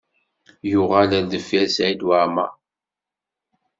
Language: Kabyle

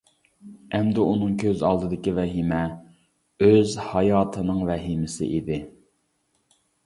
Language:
Uyghur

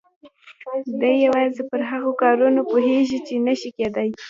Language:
Pashto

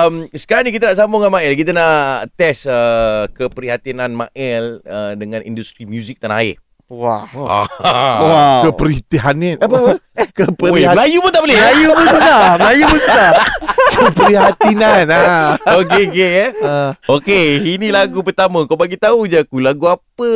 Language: Malay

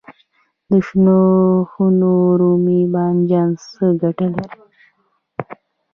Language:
Pashto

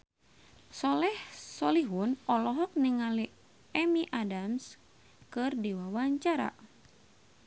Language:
Sundanese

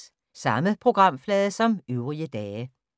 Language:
Danish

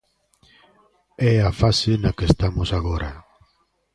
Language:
Galician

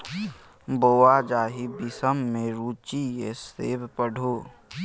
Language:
Maithili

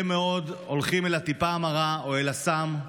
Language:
Hebrew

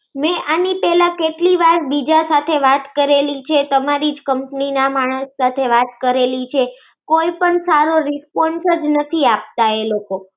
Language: Gujarati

